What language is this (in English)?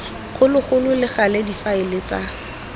Tswana